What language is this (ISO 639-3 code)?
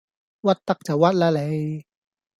yue